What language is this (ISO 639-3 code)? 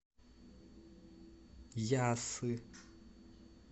rus